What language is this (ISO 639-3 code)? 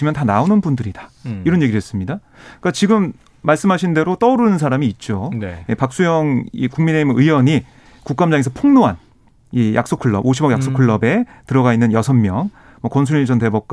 kor